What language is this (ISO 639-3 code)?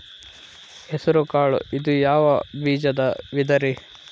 kan